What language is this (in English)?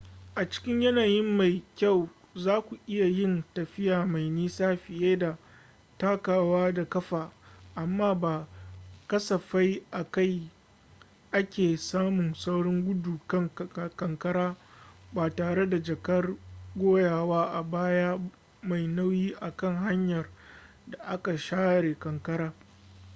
Hausa